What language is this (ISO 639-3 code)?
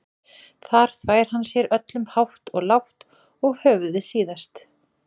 isl